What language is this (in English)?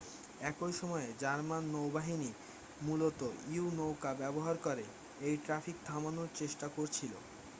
Bangla